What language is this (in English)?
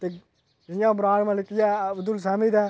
Dogri